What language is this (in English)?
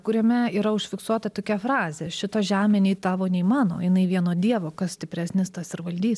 Lithuanian